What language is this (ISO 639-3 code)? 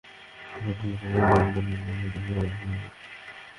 ben